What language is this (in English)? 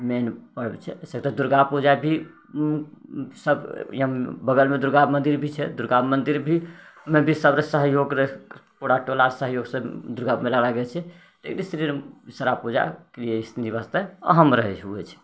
Maithili